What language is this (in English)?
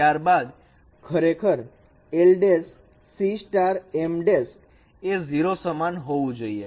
Gujarati